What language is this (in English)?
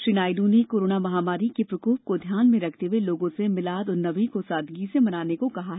Hindi